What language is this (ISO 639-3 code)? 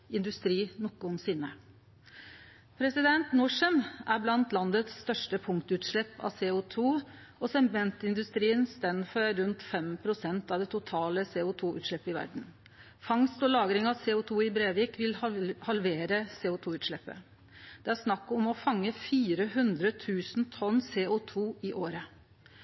nno